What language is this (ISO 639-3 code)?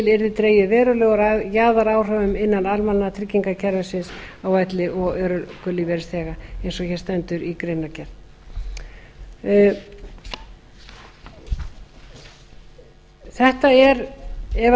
isl